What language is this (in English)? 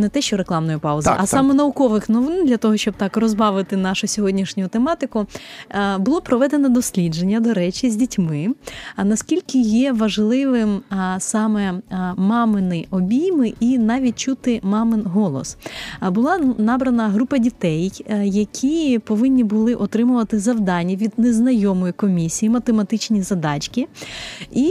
Ukrainian